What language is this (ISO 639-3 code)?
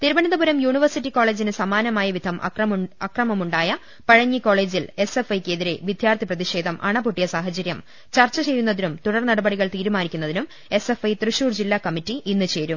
mal